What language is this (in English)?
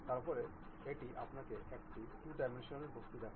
Bangla